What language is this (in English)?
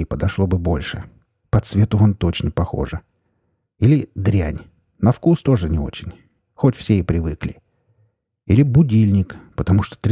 Russian